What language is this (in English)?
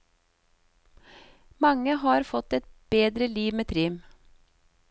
Norwegian